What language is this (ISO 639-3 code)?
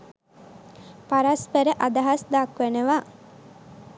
sin